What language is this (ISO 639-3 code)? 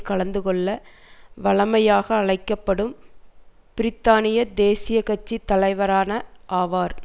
tam